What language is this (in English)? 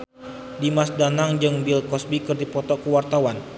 Sundanese